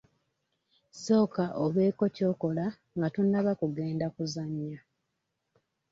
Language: Ganda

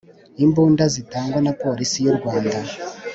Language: Kinyarwanda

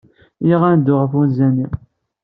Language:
Kabyle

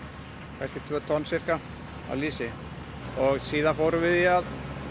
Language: Icelandic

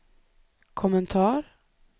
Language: Swedish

